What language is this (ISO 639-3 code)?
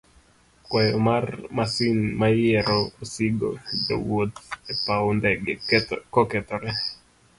luo